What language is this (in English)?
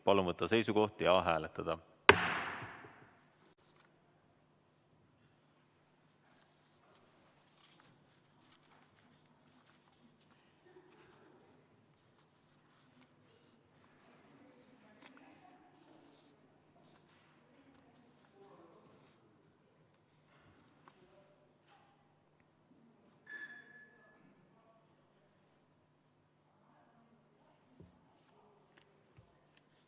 Estonian